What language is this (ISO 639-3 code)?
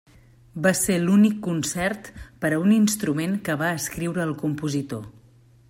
cat